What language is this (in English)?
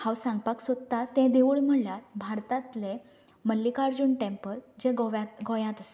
Konkani